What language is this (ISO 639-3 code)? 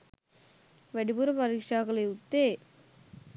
sin